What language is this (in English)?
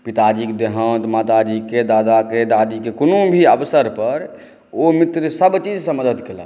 Maithili